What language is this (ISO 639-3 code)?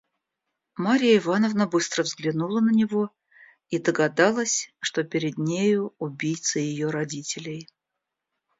rus